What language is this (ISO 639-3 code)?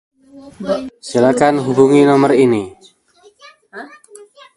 ind